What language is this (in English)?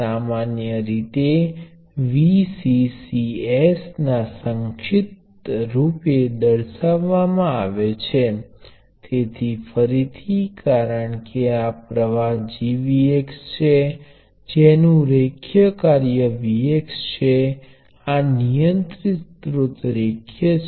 Gujarati